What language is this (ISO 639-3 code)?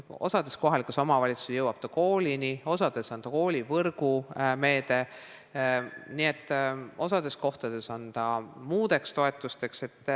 est